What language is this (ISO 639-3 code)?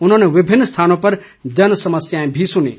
hin